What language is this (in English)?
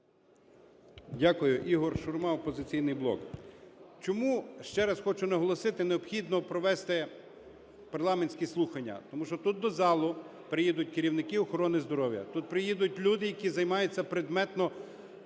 Ukrainian